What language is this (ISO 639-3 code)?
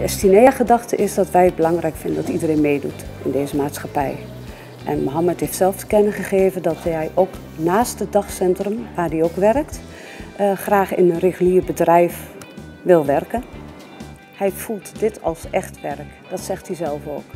nld